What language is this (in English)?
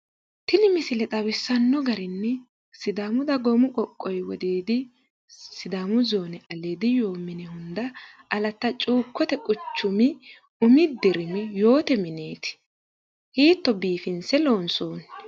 Sidamo